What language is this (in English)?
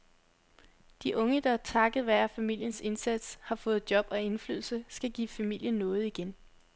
Danish